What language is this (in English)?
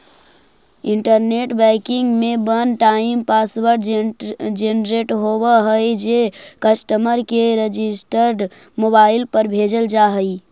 Magahi